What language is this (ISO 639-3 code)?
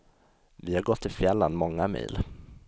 swe